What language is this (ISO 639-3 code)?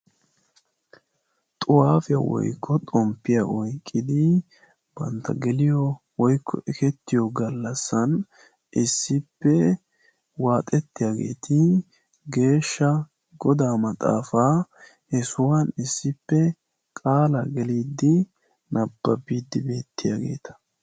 wal